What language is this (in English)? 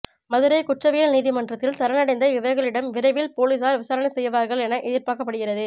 Tamil